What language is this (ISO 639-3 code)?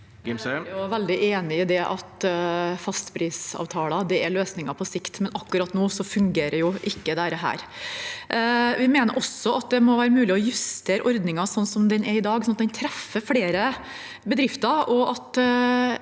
nor